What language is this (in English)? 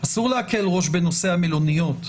Hebrew